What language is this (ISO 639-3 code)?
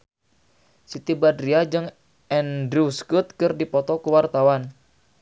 sun